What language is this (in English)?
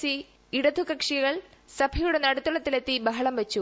Malayalam